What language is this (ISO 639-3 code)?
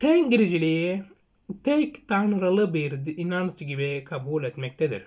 tur